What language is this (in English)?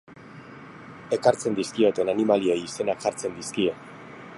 Basque